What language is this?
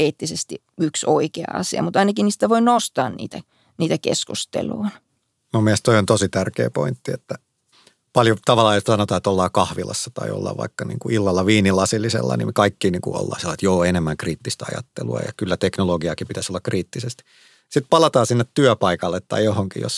Finnish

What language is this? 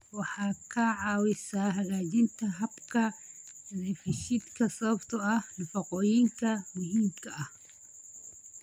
Somali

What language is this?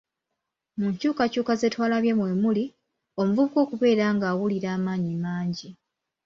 Ganda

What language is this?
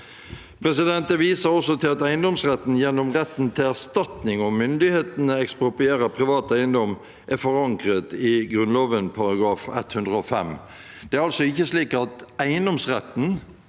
Norwegian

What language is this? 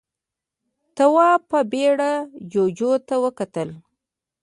Pashto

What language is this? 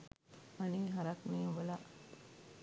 Sinhala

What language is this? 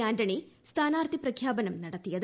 Malayalam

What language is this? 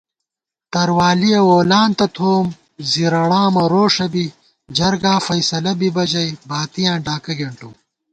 Gawar-Bati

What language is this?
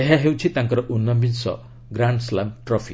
Odia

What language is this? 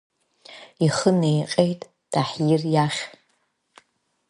Abkhazian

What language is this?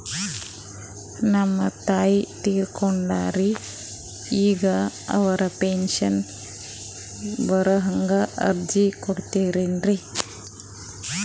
Kannada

